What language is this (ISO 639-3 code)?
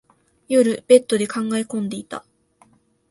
jpn